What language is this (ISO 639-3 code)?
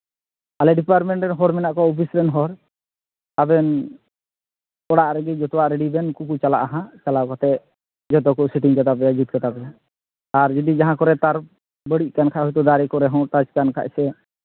sat